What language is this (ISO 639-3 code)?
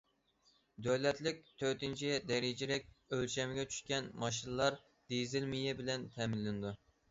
uig